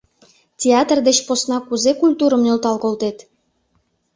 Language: Mari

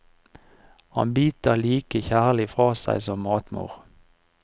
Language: Norwegian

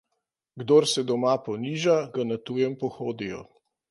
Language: Slovenian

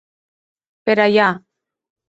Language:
Occitan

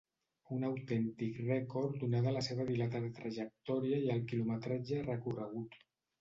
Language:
Catalan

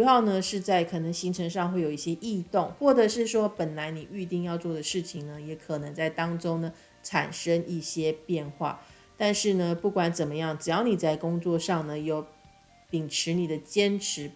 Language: Chinese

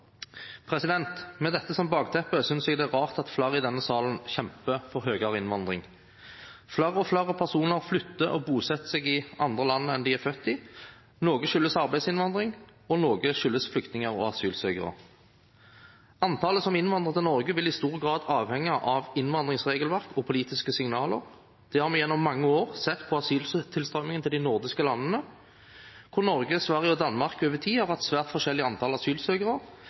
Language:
Norwegian Bokmål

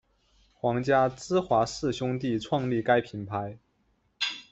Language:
Chinese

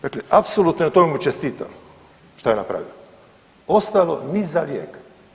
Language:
Croatian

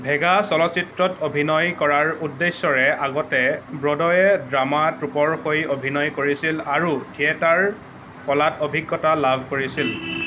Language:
Assamese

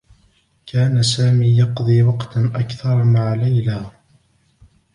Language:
Arabic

